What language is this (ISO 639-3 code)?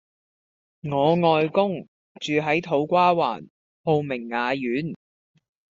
yue